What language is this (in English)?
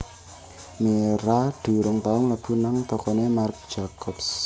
Javanese